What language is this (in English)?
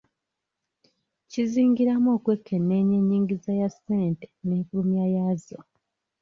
Ganda